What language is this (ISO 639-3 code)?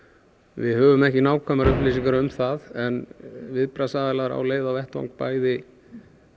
isl